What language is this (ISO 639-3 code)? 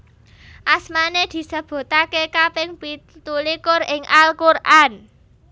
jav